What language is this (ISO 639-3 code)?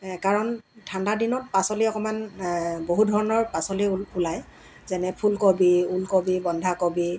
asm